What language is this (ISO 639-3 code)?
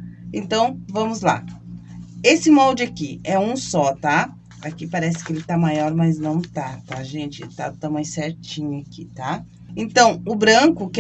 por